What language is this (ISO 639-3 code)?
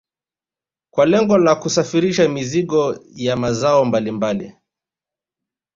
swa